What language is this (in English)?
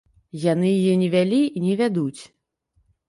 Belarusian